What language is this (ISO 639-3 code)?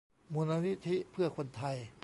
tha